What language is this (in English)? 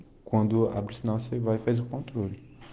Russian